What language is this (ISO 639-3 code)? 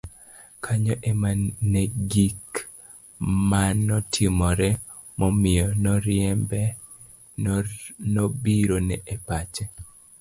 luo